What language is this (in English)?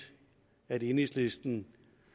Danish